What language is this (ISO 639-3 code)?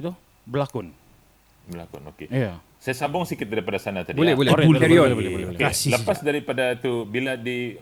msa